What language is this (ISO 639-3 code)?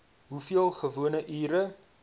afr